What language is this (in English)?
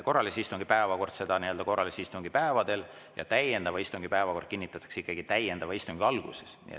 Estonian